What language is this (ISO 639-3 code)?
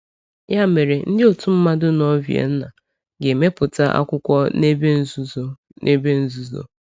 ibo